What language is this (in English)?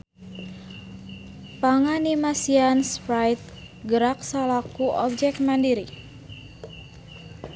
Sundanese